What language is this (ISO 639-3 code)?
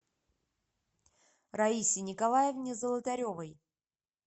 rus